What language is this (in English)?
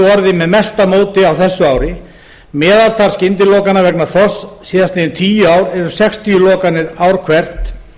Icelandic